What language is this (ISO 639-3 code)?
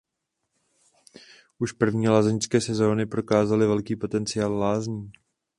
ces